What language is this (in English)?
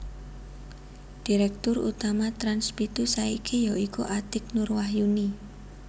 Javanese